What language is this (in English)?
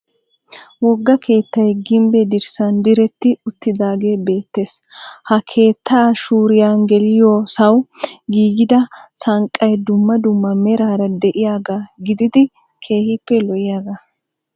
Wolaytta